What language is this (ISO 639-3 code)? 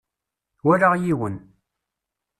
kab